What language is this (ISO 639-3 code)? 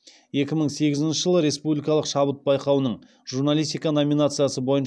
kaz